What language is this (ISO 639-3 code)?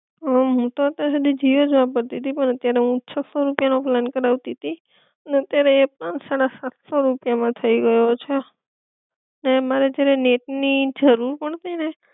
guj